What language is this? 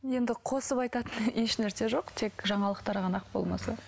Kazakh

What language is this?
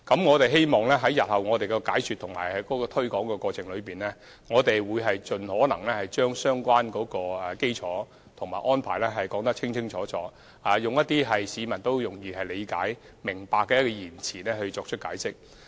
Cantonese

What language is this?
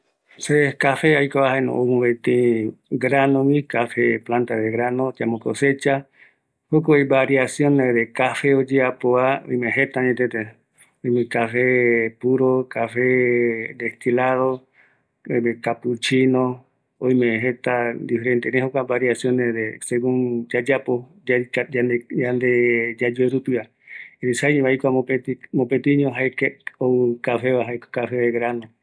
Eastern Bolivian Guaraní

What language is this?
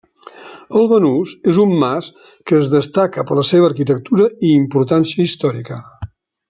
Catalan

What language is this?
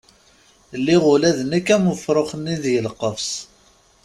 Kabyle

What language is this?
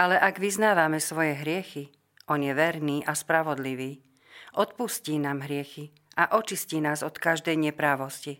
Slovak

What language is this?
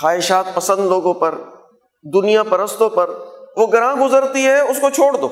Urdu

